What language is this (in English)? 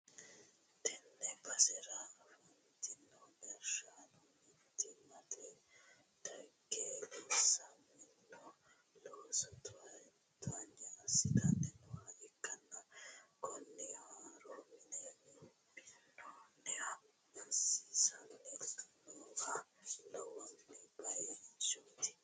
Sidamo